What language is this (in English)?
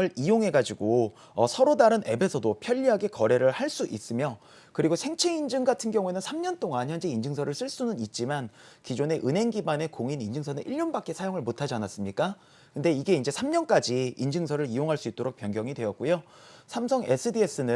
Korean